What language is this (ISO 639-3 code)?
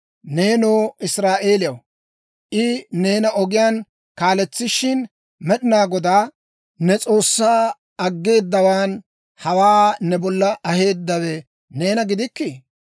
dwr